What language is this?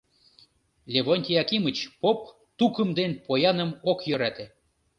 Mari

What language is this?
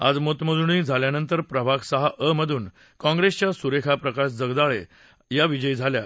Marathi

